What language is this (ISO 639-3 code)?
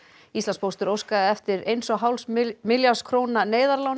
isl